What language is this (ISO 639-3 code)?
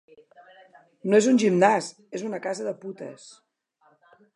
cat